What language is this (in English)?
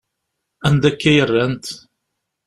Kabyle